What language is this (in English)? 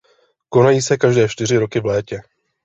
Czech